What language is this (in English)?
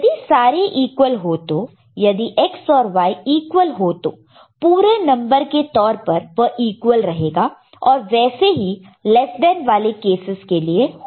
Hindi